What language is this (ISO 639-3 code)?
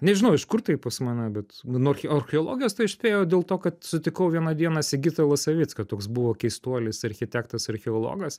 lit